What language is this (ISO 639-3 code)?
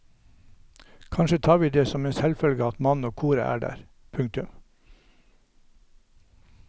nor